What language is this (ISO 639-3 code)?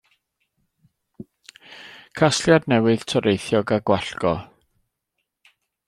cym